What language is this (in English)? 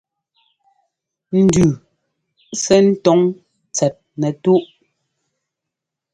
Ngomba